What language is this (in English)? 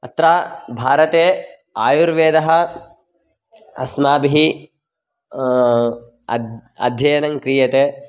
Sanskrit